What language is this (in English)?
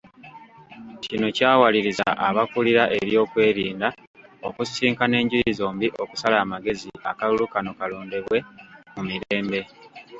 Ganda